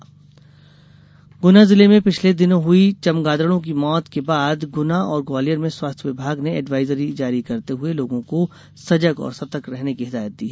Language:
Hindi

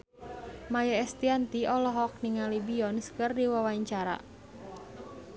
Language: Sundanese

